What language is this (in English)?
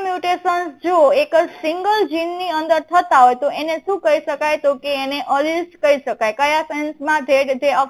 Hindi